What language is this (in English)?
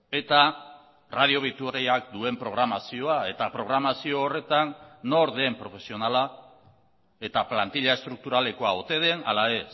Basque